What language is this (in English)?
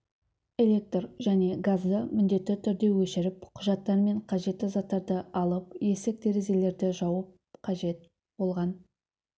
Kazakh